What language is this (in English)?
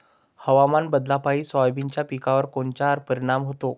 Marathi